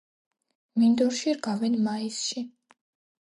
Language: Georgian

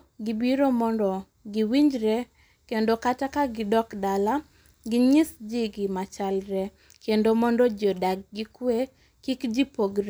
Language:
Luo (Kenya and Tanzania)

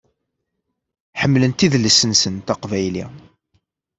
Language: Kabyle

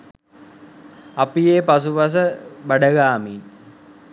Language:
Sinhala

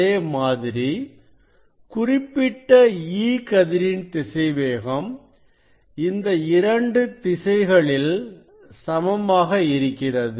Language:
Tamil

